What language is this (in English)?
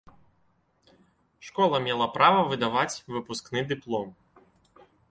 Belarusian